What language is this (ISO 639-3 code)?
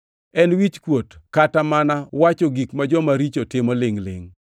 luo